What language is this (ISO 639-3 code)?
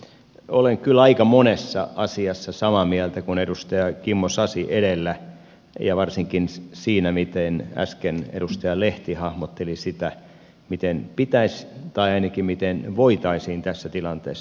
fin